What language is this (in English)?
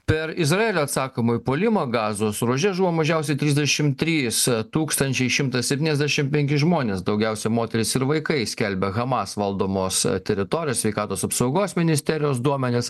Lithuanian